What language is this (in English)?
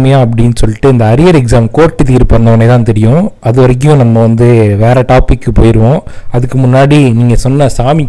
Tamil